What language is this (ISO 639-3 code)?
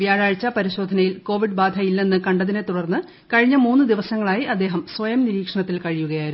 mal